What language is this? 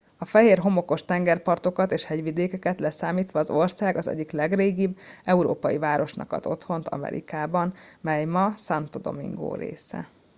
Hungarian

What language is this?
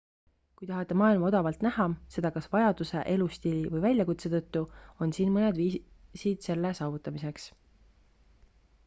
Estonian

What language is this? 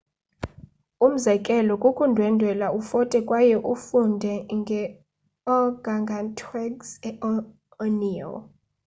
Xhosa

